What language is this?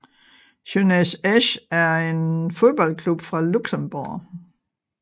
Danish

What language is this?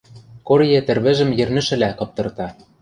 Western Mari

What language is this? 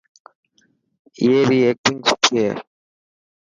Dhatki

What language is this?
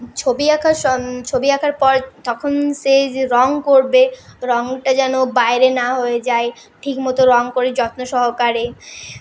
Bangla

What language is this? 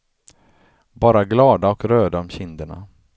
Swedish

